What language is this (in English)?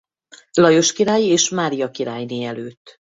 Hungarian